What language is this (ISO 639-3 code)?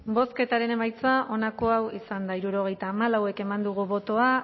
eus